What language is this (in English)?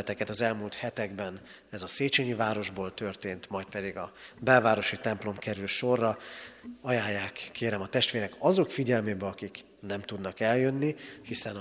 Hungarian